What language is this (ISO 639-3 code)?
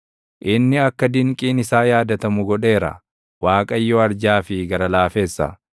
orm